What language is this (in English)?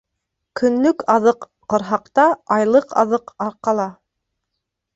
Bashkir